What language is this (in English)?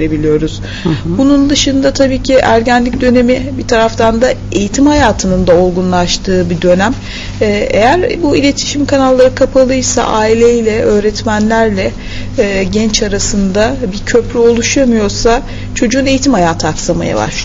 Turkish